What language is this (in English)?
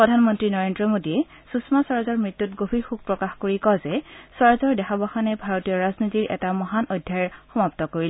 Assamese